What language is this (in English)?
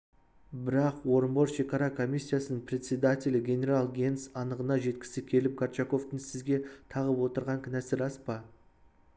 Kazakh